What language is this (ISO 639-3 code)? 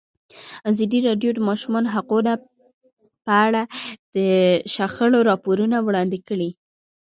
pus